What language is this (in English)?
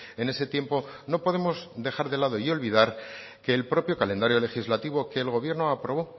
Spanish